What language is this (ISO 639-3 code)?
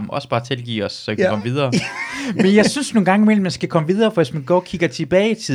dan